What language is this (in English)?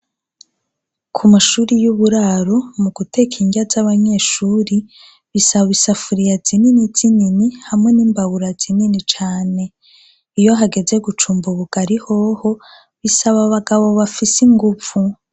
Rundi